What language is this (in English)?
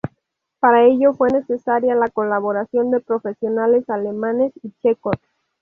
Spanish